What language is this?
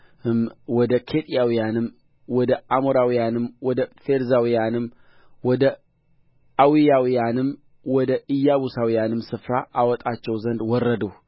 Amharic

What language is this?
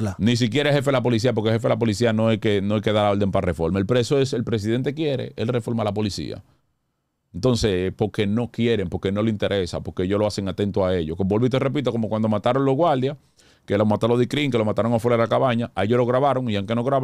Spanish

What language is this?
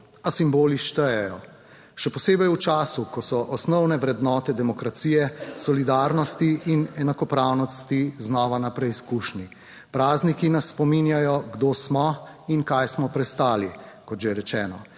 Slovenian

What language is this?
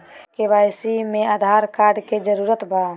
Magahi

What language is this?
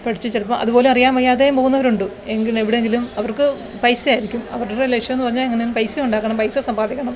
Malayalam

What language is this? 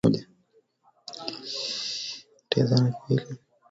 Swahili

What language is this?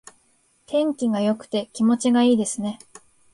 Japanese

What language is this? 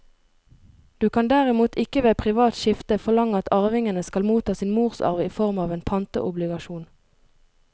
Norwegian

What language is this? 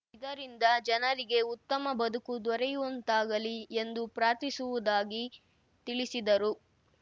Kannada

